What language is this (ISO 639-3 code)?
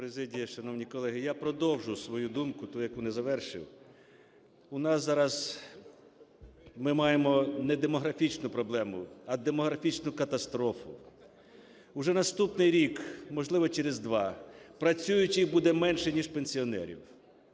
ukr